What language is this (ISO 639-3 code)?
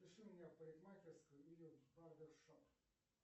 rus